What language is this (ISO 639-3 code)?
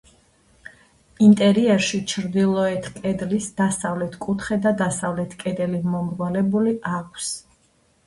kat